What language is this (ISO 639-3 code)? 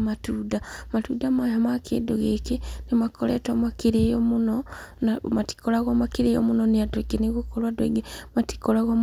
kik